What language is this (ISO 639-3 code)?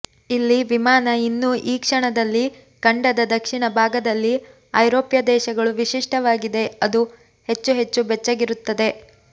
kan